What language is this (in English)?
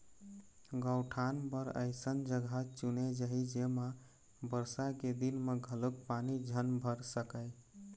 Chhattisgarhi